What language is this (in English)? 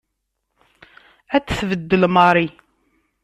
Kabyle